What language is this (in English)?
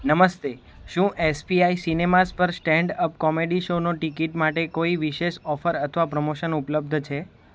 Gujarati